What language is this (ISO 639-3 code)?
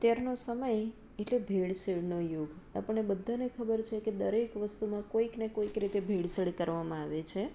guj